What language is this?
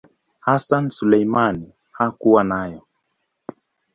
Swahili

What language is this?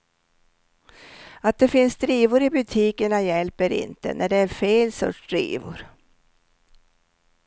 Swedish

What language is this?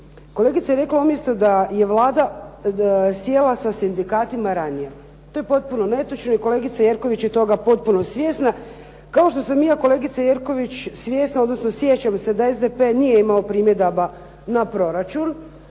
Croatian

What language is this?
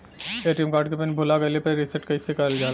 Bhojpuri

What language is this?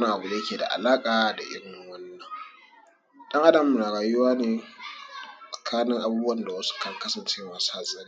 Hausa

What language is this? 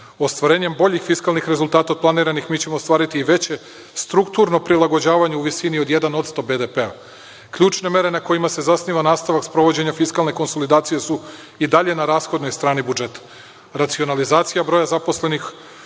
Serbian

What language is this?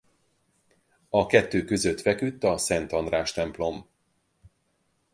Hungarian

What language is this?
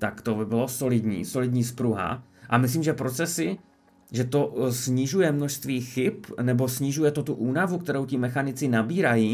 Czech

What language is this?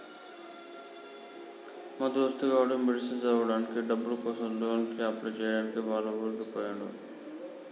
Telugu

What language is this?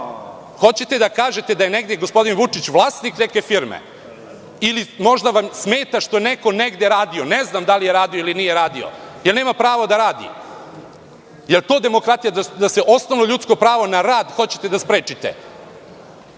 Serbian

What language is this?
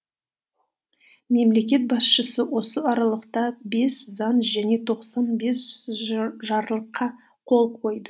Kazakh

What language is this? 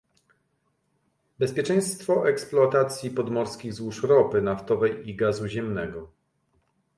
Polish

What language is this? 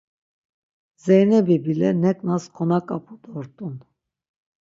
Laz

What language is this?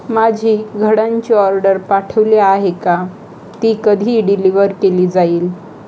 Marathi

